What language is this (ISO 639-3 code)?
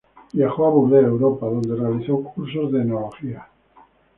spa